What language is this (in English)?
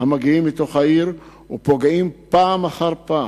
Hebrew